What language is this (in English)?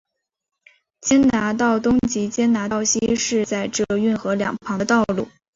Chinese